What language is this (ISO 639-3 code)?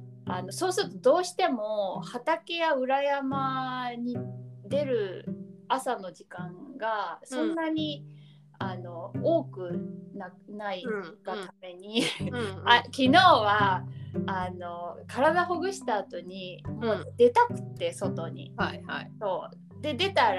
jpn